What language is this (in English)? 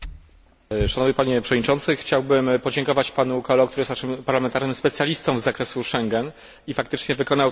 Polish